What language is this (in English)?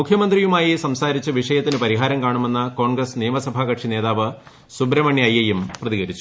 Malayalam